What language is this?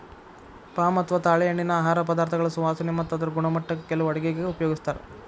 Kannada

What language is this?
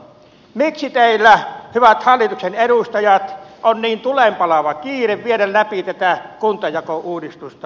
Finnish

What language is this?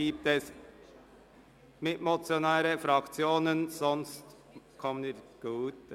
Swiss German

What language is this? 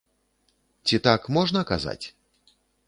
Belarusian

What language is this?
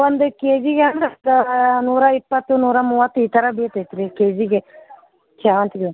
Kannada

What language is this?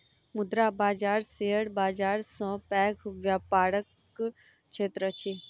Maithili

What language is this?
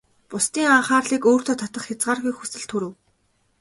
Mongolian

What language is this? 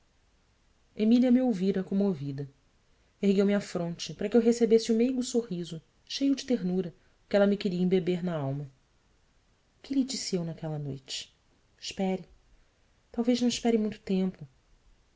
Portuguese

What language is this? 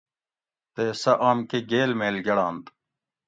Gawri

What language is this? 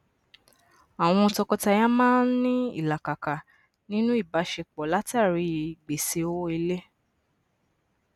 Yoruba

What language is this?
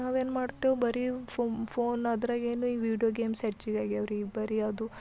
Kannada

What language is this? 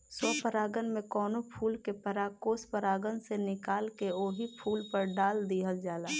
Bhojpuri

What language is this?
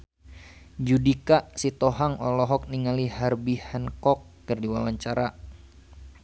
Sundanese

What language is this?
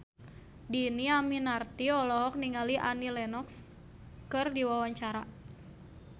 Sundanese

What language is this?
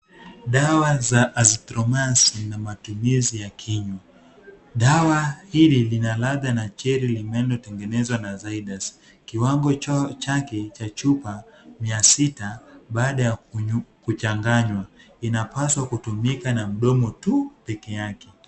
Swahili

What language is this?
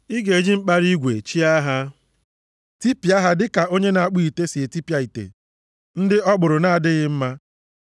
Igbo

